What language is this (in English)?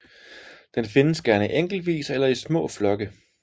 Danish